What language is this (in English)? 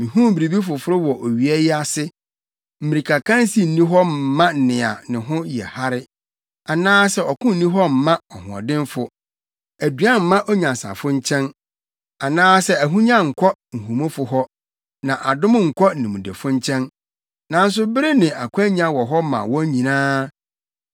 Akan